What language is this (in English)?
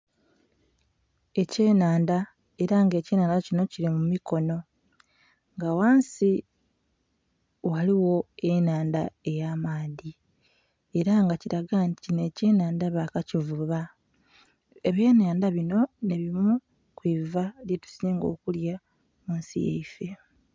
Soga